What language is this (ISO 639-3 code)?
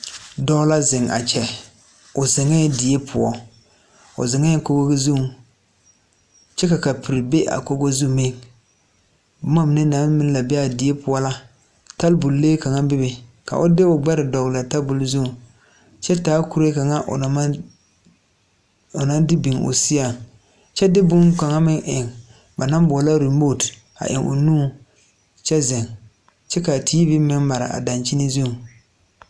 dga